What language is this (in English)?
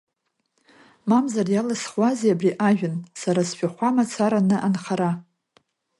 Abkhazian